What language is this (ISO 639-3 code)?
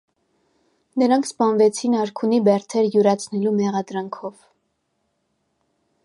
hye